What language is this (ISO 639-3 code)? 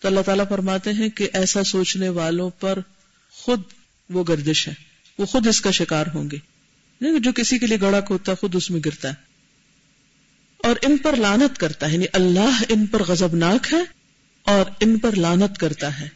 urd